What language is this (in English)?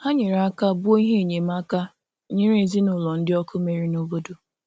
Igbo